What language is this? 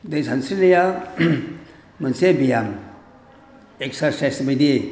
Bodo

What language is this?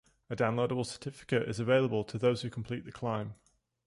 English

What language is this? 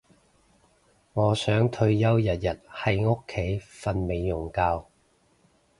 Cantonese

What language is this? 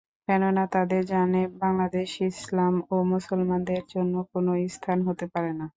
Bangla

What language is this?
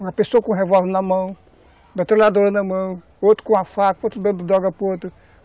Portuguese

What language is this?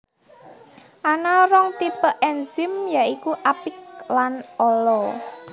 Javanese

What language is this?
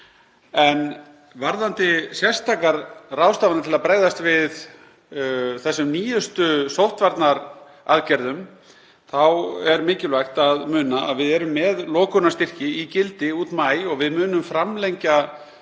Icelandic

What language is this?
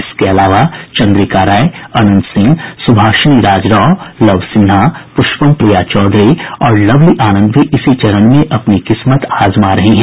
Hindi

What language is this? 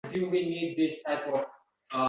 Uzbek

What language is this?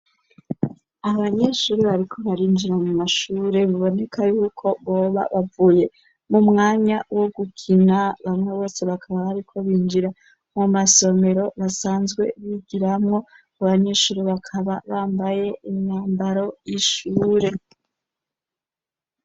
Rundi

